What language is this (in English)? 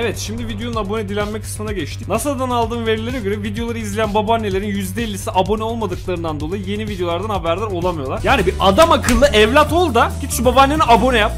Turkish